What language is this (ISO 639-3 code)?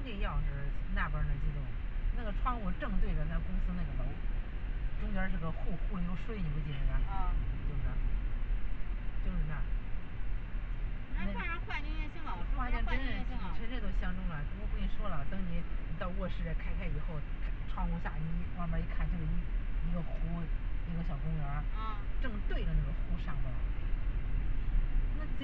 zho